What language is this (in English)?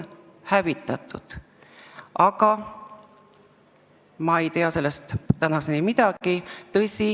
Estonian